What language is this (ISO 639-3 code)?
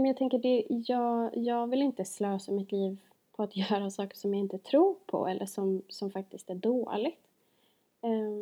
swe